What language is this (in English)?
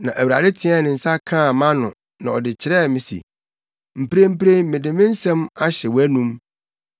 Akan